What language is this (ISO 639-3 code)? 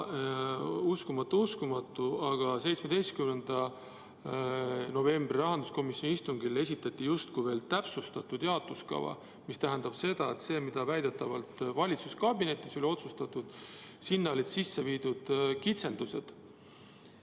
est